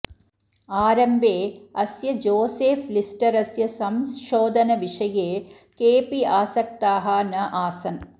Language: Sanskrit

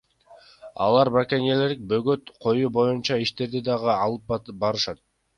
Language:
Kyrgyz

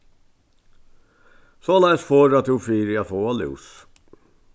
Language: Faroese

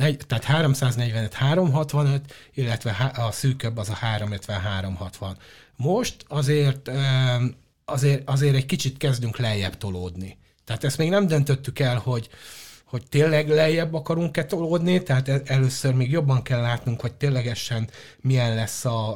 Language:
Hungarian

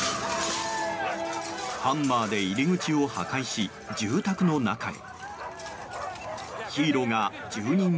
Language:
Japanese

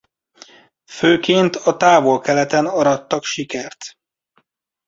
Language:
Hungarian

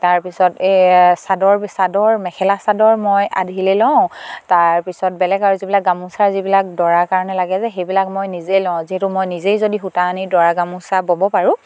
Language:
Assamese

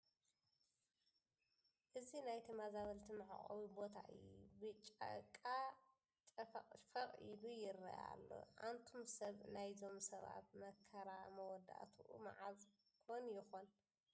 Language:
Tigrinya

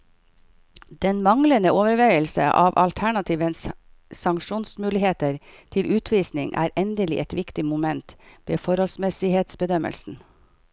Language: Norwegian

